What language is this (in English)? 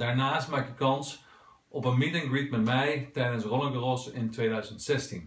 Dutch